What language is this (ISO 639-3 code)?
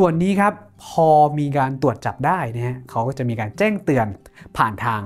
tha